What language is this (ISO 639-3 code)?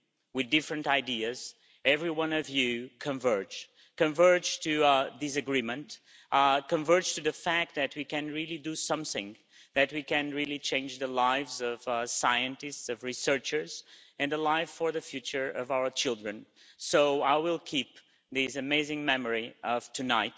eng